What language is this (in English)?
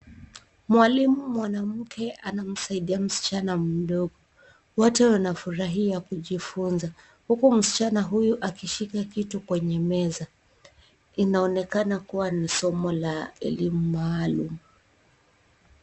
Swahili